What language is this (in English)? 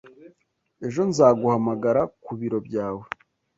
Kinyarwanda